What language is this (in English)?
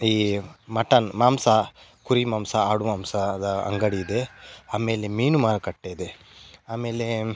Kannada